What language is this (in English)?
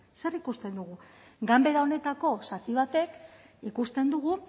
Basque